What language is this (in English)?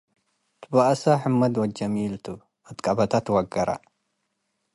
Tigre